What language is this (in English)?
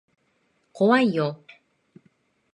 Japanese